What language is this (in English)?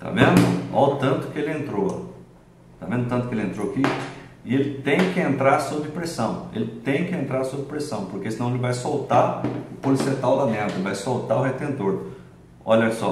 Portuguese